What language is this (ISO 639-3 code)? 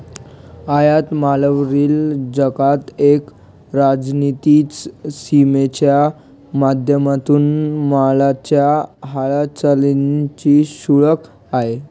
mar